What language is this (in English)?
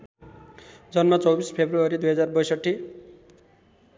Nepali